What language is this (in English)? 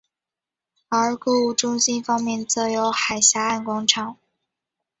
Chinese